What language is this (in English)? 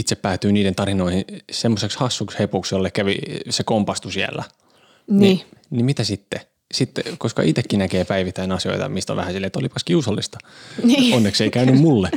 Finnish